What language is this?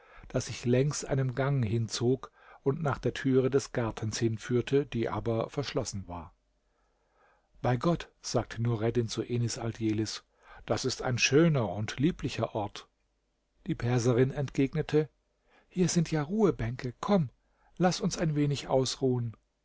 German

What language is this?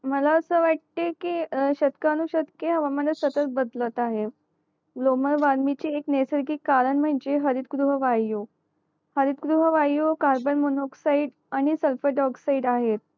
Marathi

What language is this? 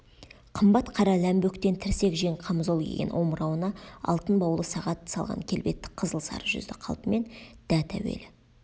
Kazakh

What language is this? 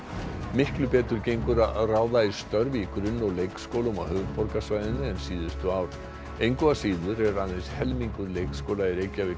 Icelandic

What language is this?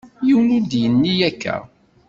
Kabyle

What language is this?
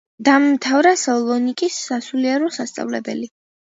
Georgian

